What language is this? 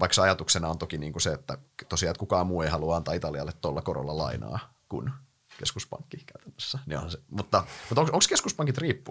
Finnish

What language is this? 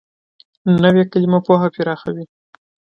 Pashto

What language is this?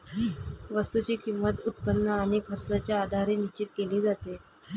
Marathi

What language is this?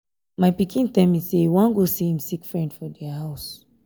Nigerian Pidgin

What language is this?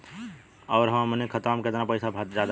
Bhojpuri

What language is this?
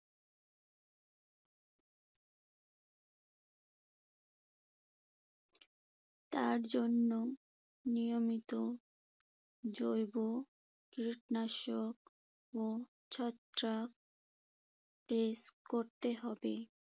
Bangla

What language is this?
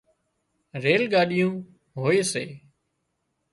Wadiyara Koli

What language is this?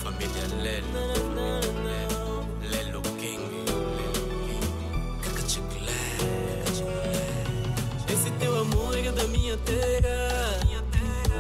Romanian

